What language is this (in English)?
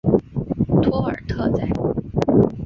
Chinese